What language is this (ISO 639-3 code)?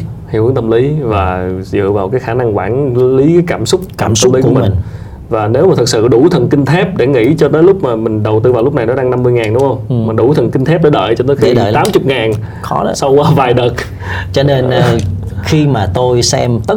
vie